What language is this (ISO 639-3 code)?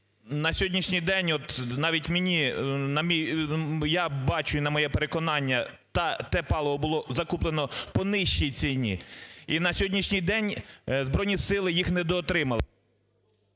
ukr